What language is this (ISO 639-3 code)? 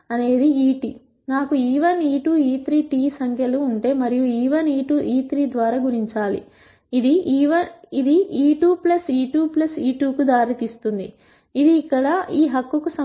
tel